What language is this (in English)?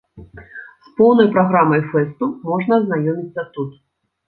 Belarusian